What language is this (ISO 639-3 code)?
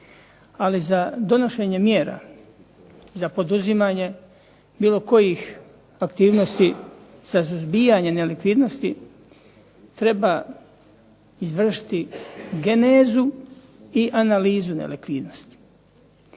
hrv